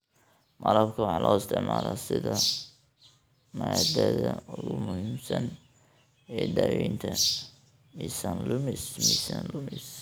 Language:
Somali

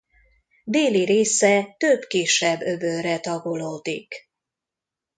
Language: Hungarian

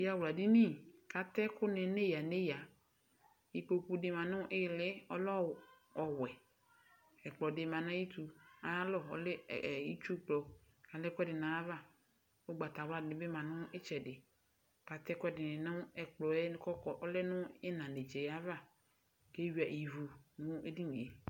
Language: Ikposo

